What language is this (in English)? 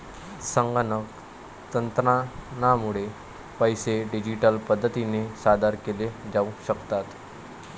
Marathi